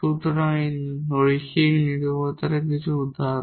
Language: Bangla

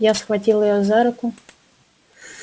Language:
Russian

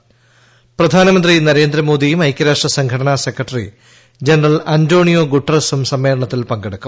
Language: Malayalam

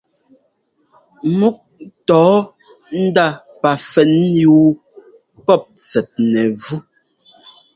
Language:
Ngomba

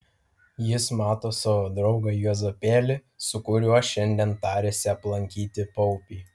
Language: Lithuanian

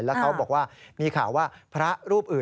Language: Thai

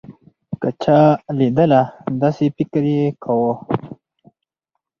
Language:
Pashto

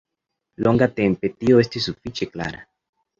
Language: Esperanto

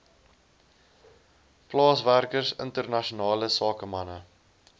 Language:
Afrikaans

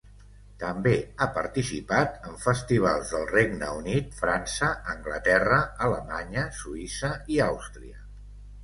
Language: Catalan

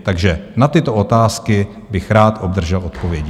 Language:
Czech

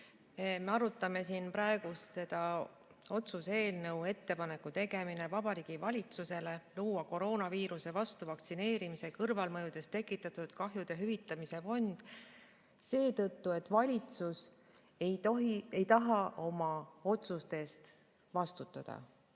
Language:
Estonian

